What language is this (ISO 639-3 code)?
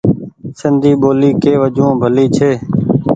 gig